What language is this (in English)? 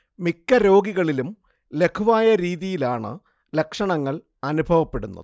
Malayalam